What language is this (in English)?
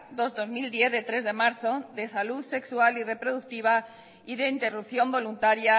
Spanish